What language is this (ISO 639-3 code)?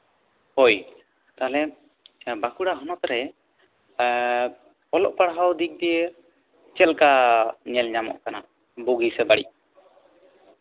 sat